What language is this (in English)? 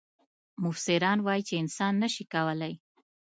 Pashto